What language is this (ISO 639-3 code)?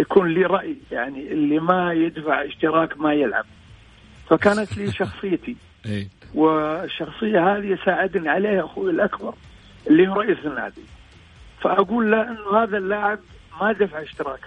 ara